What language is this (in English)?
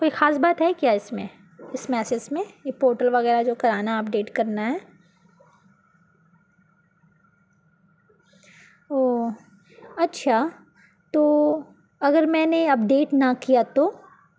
Urdu